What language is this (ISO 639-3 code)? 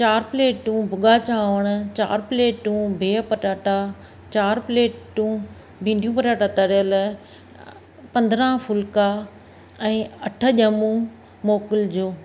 snd